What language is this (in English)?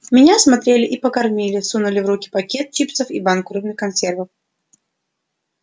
Russian